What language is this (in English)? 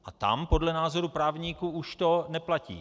Czech